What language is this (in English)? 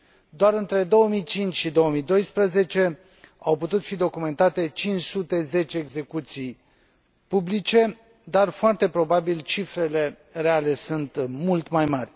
Romanian